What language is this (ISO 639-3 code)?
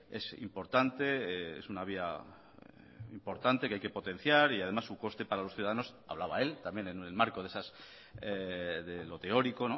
spa